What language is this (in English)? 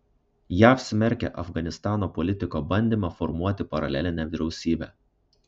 Lithuanian